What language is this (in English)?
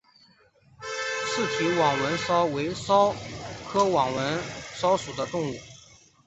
Chinese